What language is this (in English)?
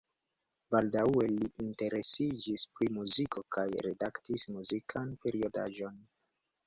Esperanto